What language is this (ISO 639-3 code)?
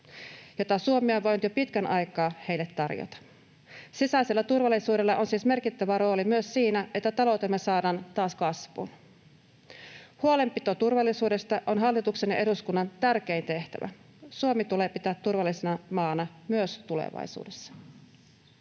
fin